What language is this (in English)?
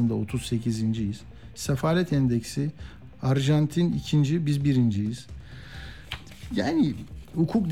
Turkish